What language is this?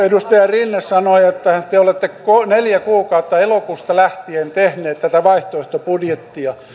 Finnish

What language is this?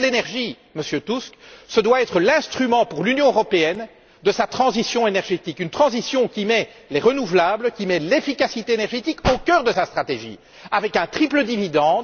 French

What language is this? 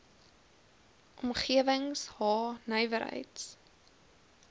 Afrikaans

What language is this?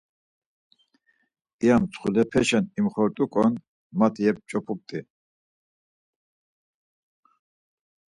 Laz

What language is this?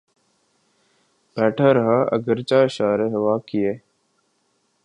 Urdu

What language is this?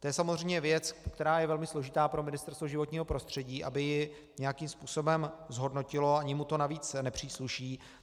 Czech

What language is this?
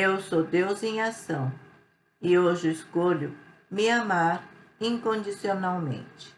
Portuguese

